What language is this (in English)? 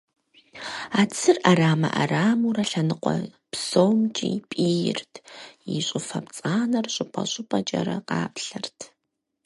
Kabardian